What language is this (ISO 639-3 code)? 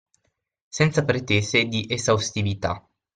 ita